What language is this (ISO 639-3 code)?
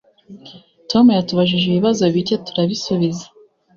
kin